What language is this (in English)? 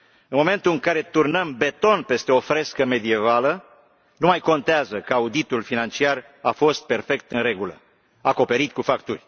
Romanian